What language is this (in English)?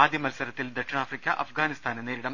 Malayalam